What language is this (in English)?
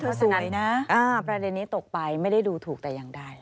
Thai